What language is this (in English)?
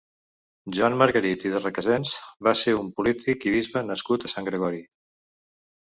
Catalan